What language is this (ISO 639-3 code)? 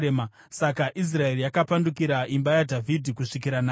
sna